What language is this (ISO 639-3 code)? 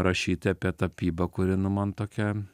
lit